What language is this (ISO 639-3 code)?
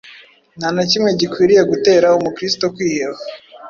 kin